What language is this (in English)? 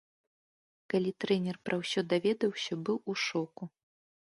Belarusian